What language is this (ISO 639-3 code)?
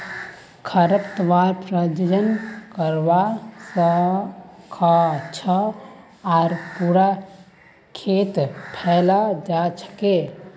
mag